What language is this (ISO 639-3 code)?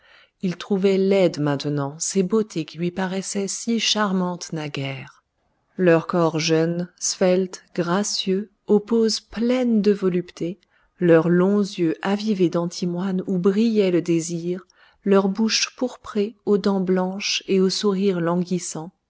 fra